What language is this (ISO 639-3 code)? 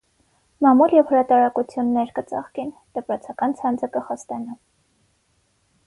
hye